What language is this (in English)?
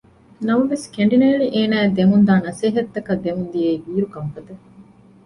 Divehi